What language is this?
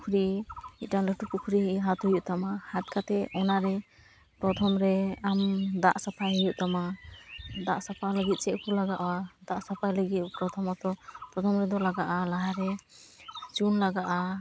Santali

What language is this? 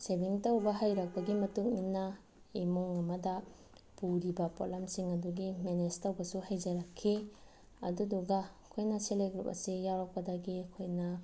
Manipuri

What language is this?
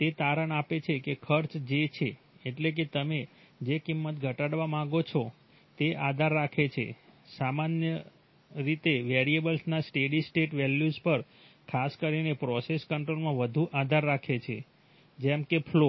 Gujarati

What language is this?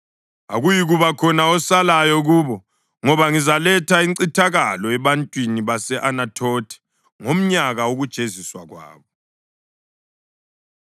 North Ndebele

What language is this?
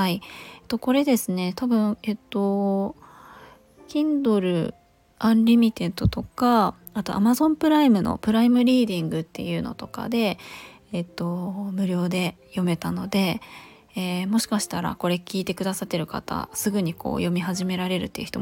Japanese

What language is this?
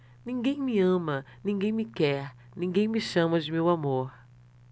Portuguese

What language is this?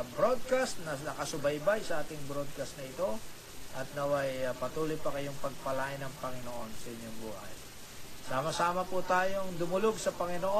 Filipino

